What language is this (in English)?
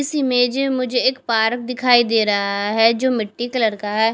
Hindi